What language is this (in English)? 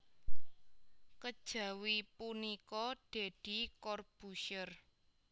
Javanese